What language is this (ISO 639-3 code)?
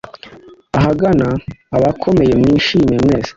kin